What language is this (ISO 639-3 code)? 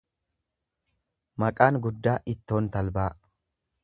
orm